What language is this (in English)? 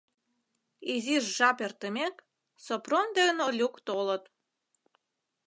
Mari